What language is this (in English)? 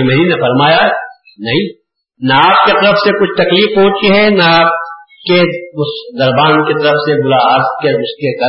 Urdu